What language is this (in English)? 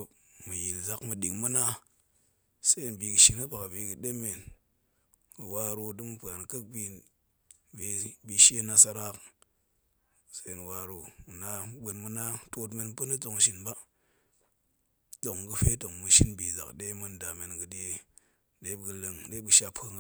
Goemai